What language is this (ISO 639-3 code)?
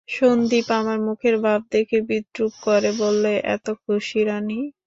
ben